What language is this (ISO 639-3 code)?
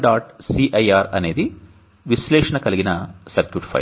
tel